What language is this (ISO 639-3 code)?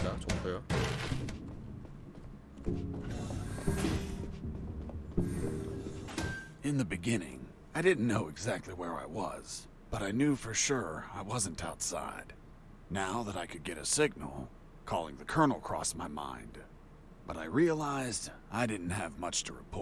kor